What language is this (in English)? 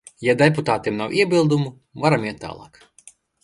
Latvian